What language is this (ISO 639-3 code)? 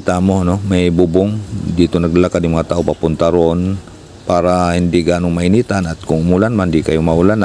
fil